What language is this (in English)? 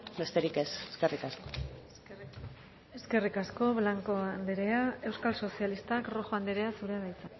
Basque